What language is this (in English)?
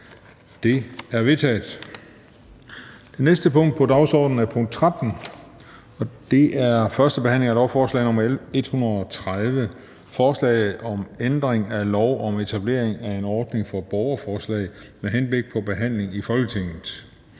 Danish